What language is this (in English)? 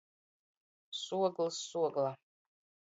Latgalian